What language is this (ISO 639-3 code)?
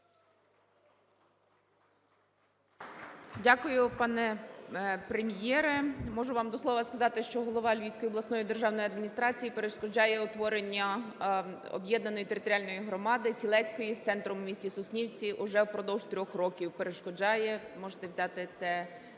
ukr